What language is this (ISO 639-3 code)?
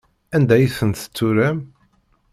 kab